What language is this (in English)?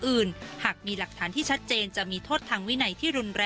Thai